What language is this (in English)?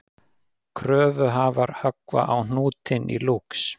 Icelandic